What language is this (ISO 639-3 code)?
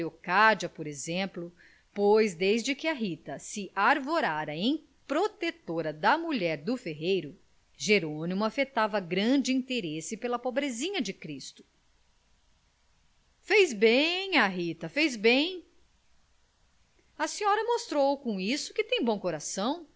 por